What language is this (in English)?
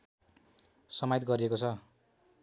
Nepali